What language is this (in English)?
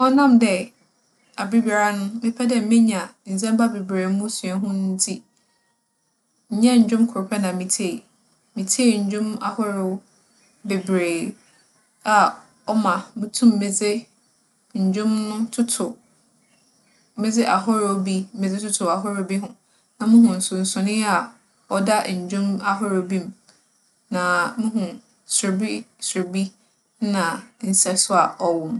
Akan